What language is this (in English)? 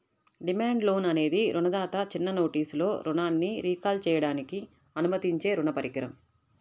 Telugu